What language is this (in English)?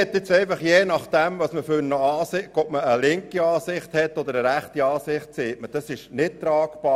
Swiss German